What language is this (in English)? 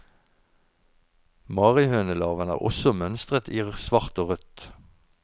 Norwegian